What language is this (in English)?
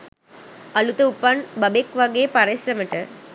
Sinhala